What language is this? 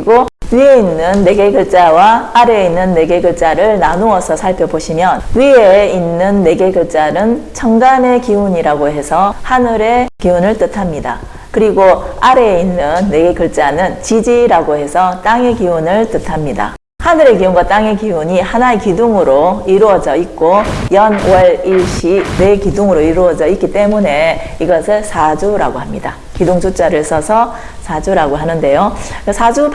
Korean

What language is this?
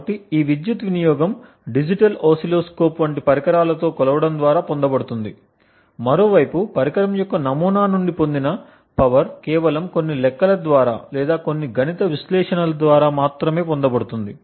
Telugu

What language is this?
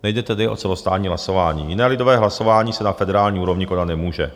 Czech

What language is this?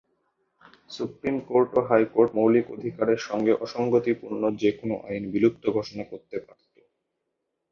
Bangla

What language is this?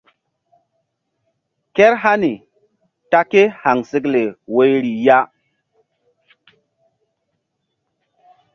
Mbum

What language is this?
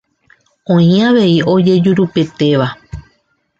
Guarani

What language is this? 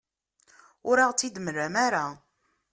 Kabyle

